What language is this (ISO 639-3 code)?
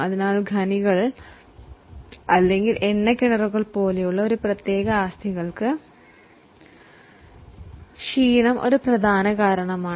mal